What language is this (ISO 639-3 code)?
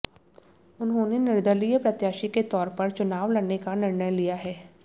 hin